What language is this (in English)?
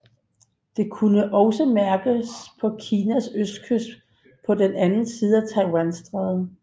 Danish